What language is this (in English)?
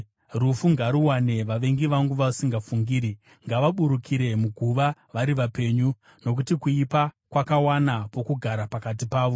Shona